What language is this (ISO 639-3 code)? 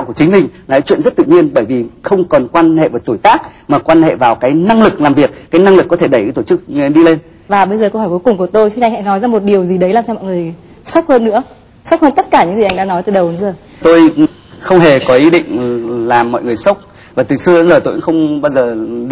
vie